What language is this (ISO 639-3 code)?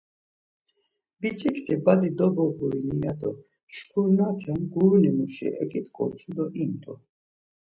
lzz